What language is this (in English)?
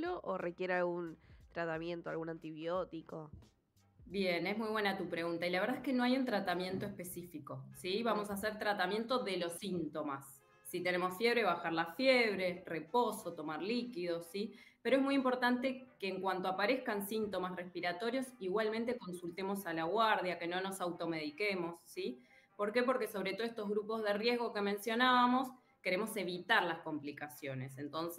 Spanish